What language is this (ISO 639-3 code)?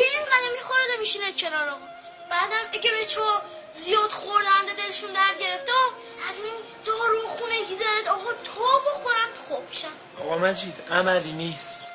fas